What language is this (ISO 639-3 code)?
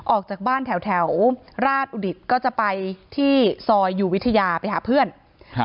tha